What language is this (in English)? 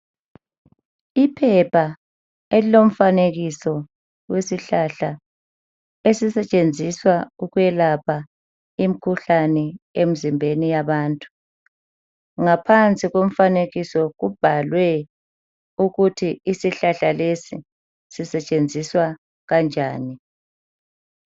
North Ndebele